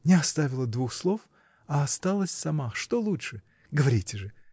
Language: Russian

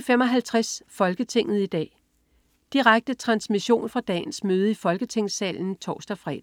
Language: Danish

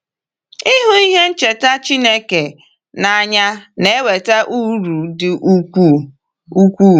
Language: Igbo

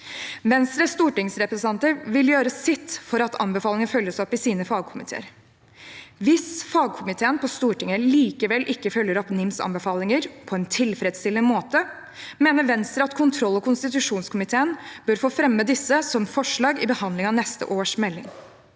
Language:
Norwegian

